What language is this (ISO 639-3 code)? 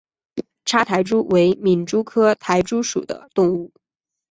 zho